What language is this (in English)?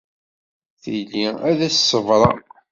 Kabyle